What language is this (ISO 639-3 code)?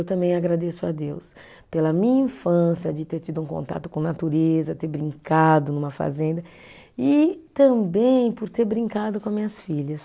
por